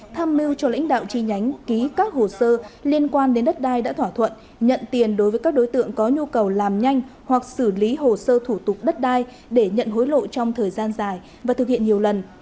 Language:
Vietnamese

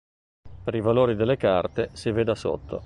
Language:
Italian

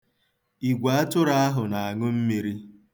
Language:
Igbo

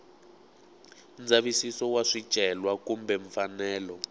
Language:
Tsonga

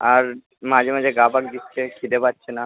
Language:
Bangla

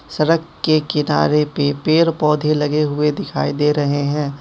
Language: Hindi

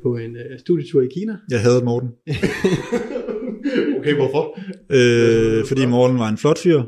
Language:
Danish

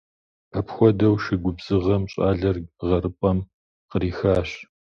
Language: Kabardian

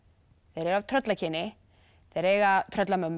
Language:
Icelandic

